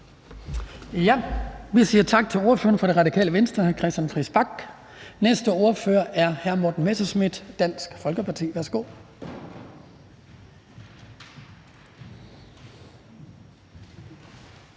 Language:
Danish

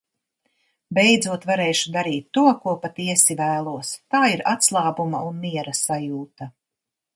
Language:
Latvian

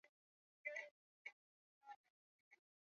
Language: Swahili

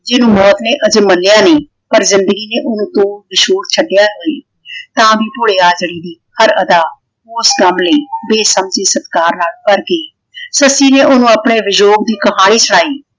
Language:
Punjabi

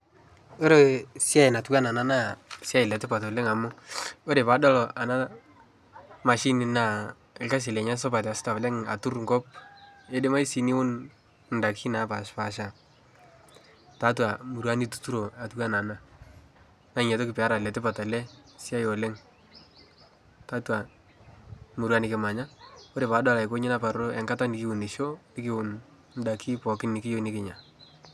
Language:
Masai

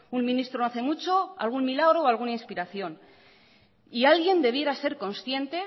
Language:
Spanish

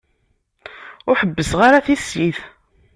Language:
Kabyle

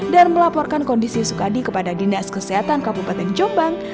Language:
Indonesian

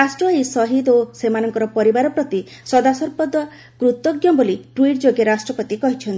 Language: Odia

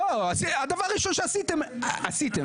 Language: Hebrew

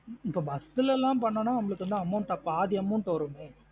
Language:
Tamil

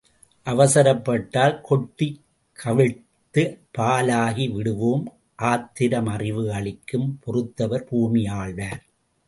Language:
Tamil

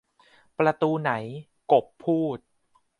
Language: Thai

